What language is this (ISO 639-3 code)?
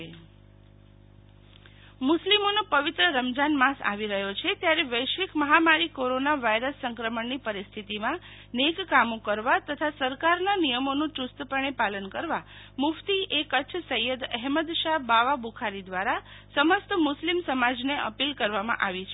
guj